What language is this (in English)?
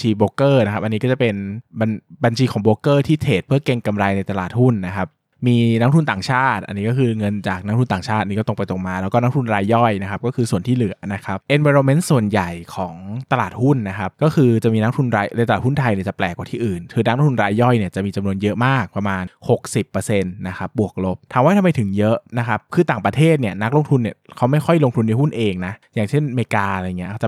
Thai